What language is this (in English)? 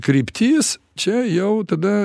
Lithuanian